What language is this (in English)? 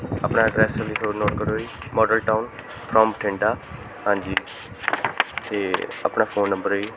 Punjabi